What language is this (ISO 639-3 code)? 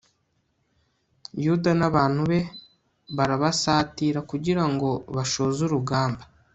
kin